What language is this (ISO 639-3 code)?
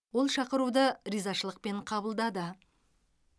kaz